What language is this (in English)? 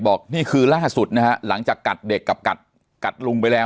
Thai